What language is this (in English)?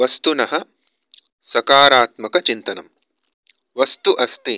Sanskrit